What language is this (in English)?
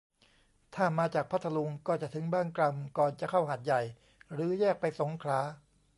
Thai